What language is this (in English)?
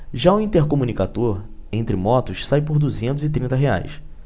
Portuguese